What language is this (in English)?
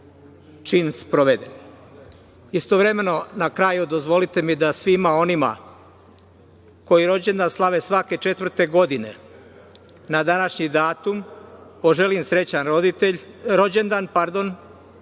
Serbian